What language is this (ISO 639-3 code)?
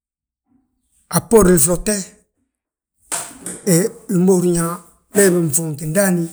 bjt